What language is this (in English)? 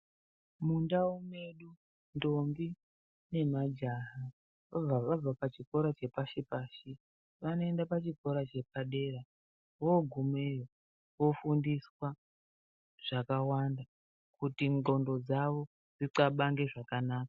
Ndau